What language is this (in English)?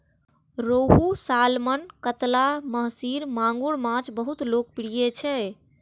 Maithili